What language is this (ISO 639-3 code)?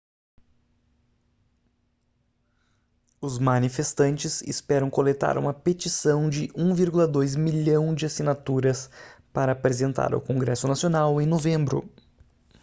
por